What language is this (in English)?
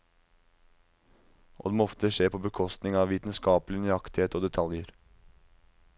Norwegian